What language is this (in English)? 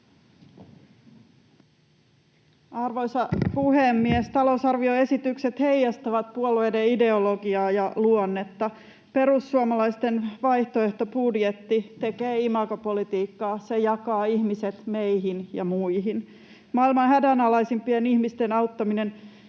Finnish